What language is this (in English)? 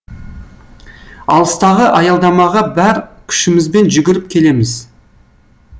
Kazakh